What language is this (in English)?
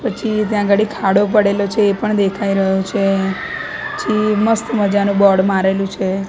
Gujarati